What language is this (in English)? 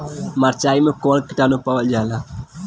Bhojpuri